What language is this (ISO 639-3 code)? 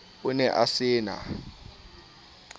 sot